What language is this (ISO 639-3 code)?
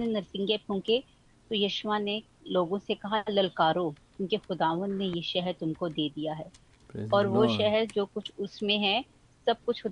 hin